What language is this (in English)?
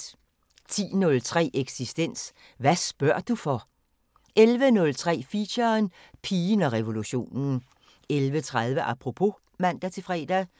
Danish